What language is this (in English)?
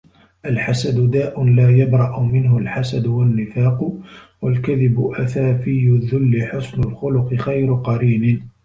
Arabic